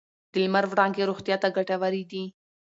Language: Pashto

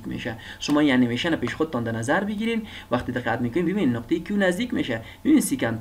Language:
Persian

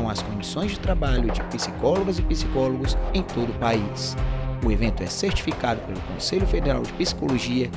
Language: Portuguese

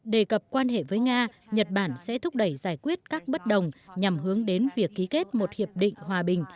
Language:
Vietnamese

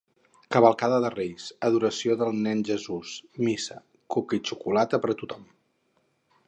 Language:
Catalan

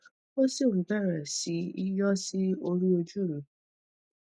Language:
Yoruba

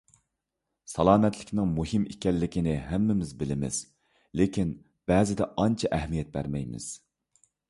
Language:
Uyghur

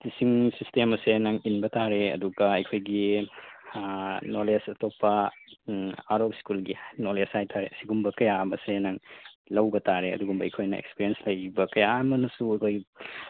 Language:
Manipuri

